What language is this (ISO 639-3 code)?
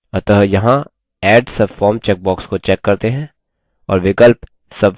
hin